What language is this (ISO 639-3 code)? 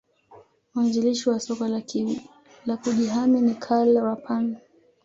swa